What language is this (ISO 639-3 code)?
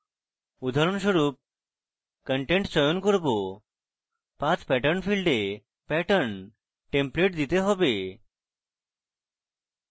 ben